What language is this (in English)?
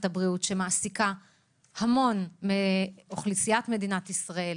Hebrew